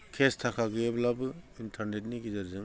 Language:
Bodo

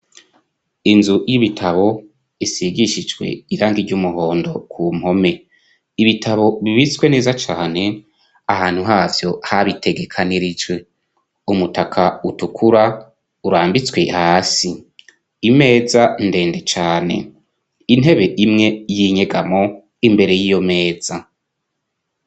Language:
Rundi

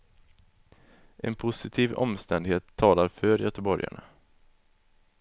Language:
Swedish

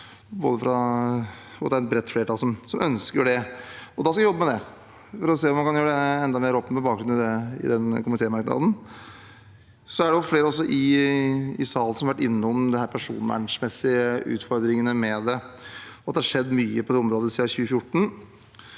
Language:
Norwegian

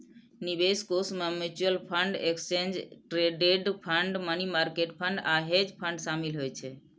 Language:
Maithili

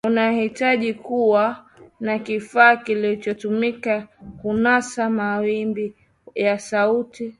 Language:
Swahili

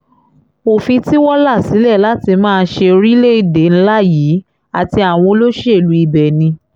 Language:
Yoruba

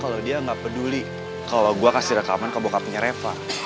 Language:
Indonesian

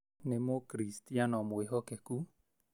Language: Kikuyu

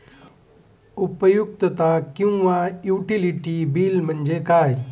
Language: Marathi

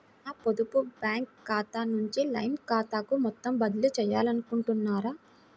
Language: Telugu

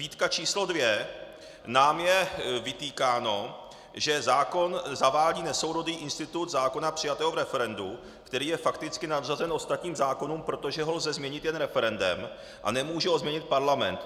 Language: Czech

